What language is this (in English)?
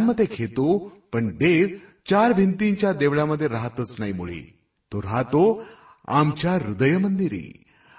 Marathi